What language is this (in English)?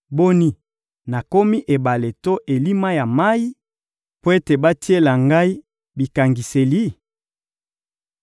Lingala